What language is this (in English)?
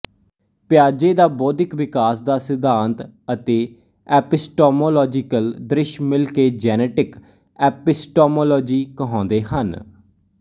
Punjabi